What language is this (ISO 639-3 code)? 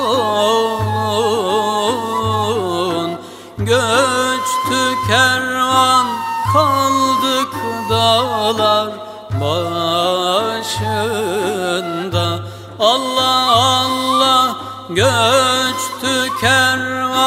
tur